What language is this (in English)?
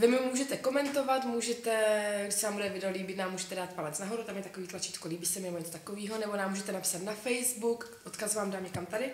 Czech